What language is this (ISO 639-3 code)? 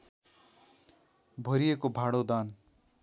nep